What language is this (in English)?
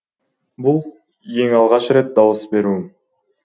Kazakh